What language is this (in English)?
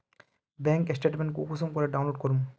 Magahi